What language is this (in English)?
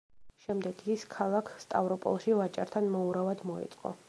Georgian